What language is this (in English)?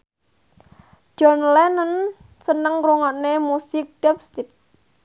Javanese